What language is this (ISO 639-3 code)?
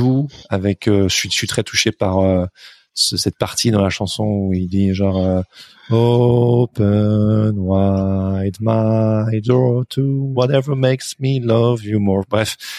fra